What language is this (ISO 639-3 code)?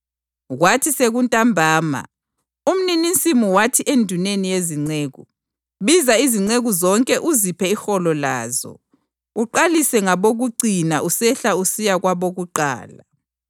nde